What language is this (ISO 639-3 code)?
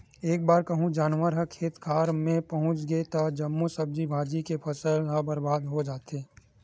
hne